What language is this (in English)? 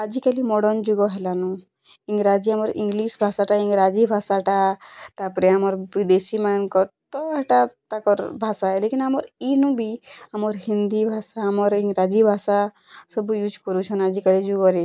Odia